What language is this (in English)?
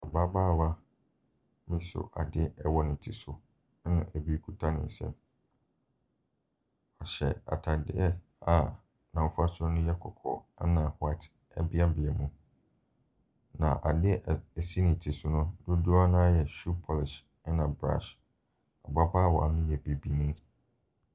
Akan